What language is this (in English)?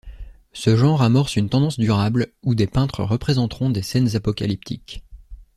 French